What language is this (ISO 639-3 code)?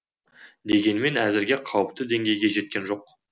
kaz